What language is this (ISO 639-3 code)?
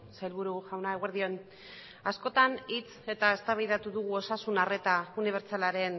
eus